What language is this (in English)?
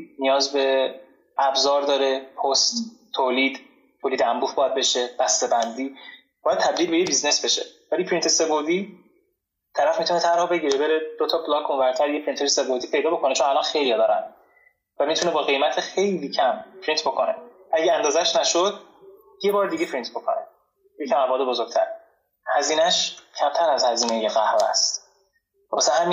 Persian